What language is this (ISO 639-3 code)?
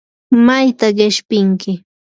qur